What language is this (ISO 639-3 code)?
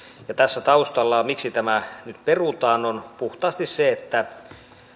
fin